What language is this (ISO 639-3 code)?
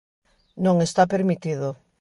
glg